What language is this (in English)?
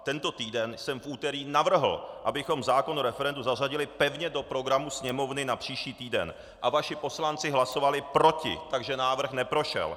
Czech